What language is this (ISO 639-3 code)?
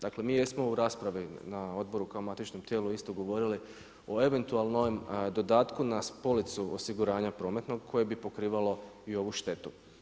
hrv